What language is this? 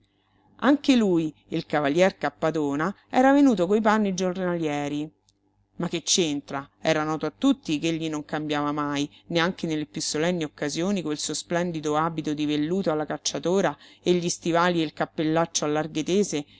Italian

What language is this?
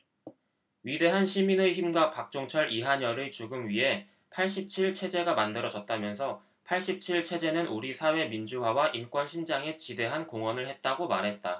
Korean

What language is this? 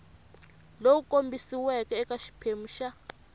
Tsonga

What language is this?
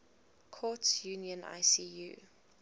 English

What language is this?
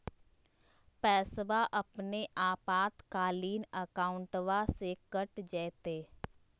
Magahi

